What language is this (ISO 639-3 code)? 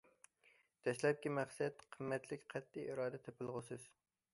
uig